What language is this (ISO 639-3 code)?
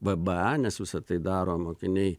lit